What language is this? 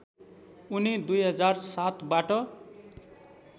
Nepali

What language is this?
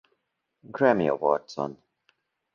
Hungarian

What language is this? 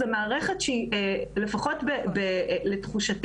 Hebrew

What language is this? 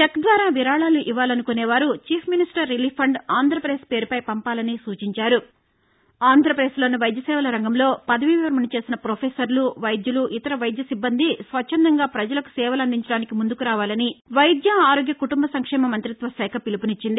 Telugu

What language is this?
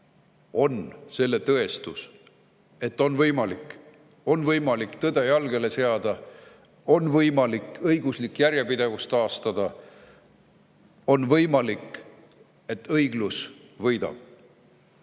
Estonian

